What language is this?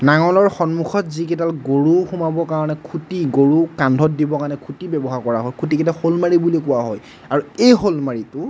Assamese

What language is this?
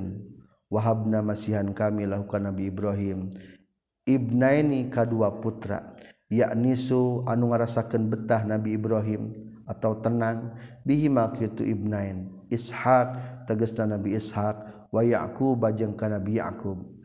Malay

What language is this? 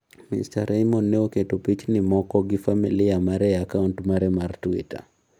Luo (Kenya and Tanzania)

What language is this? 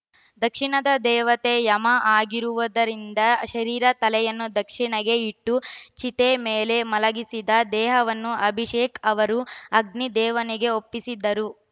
Kannada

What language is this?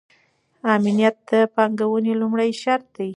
Pashto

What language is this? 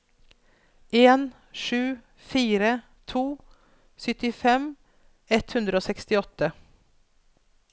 Norwegian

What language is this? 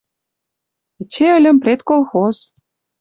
Western Mari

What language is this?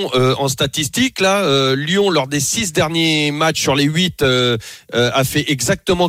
French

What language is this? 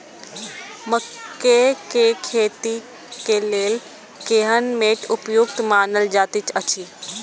Maithili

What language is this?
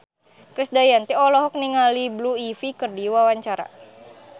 Sundanese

